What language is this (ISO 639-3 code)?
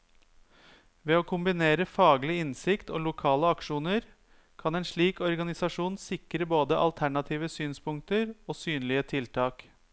nor